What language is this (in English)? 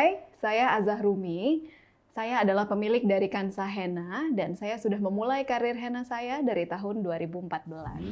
Indonesian